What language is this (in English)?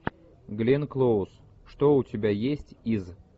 Russian